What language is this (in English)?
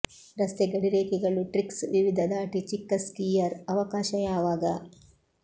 Kannada